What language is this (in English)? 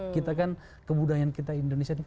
Indonesian